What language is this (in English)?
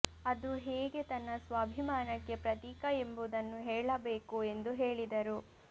Kannada